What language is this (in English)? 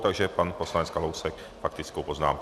Czech